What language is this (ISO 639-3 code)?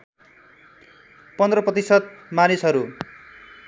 nep